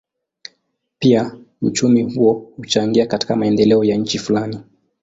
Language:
Swahili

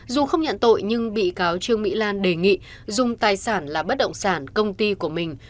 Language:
Vietnamese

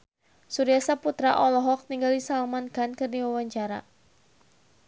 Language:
Sundanese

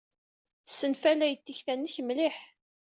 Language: Kabyle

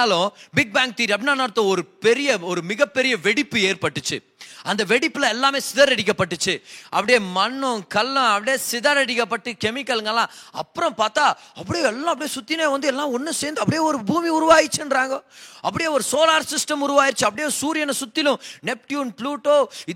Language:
Tamil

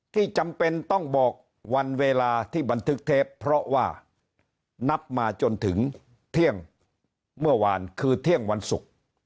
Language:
Thai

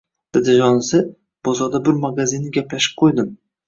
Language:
Uzbek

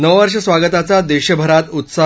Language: Marathi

